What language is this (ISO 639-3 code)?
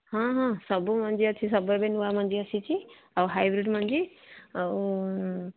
ori